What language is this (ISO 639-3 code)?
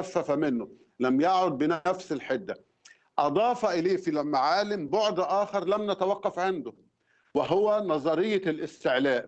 ara